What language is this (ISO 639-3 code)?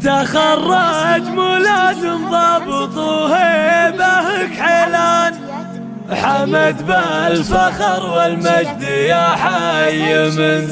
ara